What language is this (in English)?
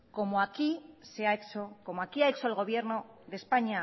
Spanish